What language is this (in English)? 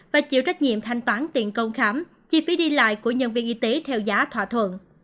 Vietnamese